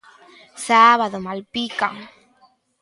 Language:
Galician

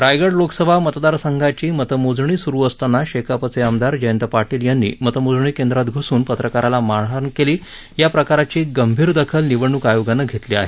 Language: Marathi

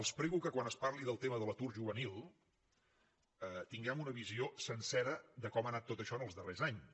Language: Catalan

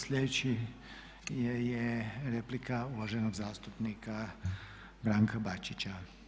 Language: Croatian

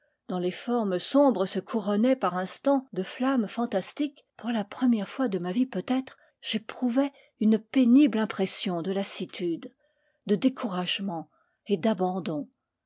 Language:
French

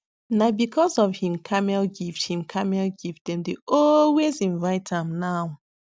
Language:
Nigerian Pidgin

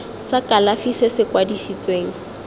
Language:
Tswana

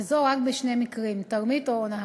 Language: Hebrew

